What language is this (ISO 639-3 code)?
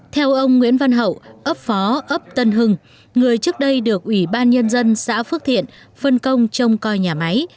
vie